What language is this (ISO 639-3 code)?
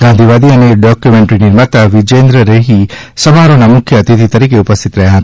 guj